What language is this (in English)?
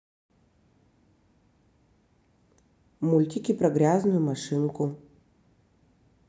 Russian